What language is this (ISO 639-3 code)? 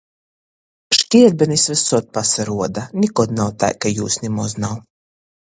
ltg